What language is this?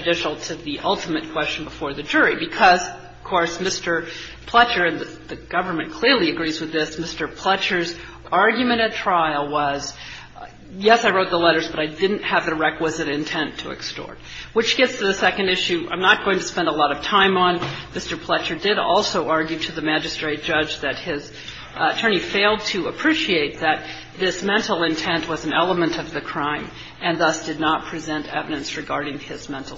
English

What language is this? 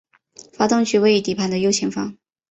Chinese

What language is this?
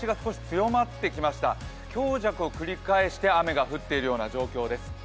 Japanese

